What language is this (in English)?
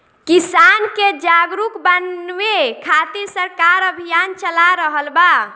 Bhojpuri